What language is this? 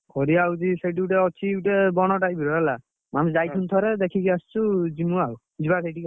Odia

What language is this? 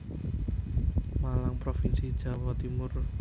Javanese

